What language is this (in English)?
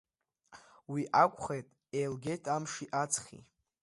Abkhazian